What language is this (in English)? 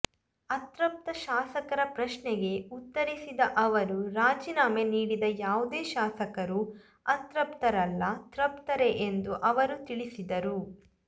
Kannada